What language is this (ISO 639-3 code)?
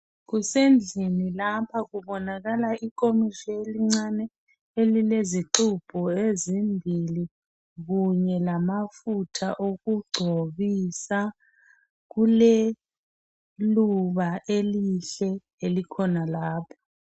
nde